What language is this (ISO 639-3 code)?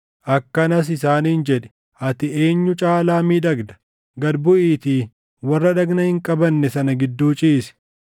orm